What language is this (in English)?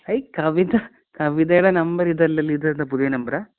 Malayalam